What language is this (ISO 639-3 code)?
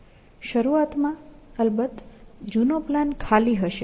guj